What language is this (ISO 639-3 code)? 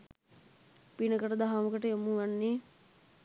sin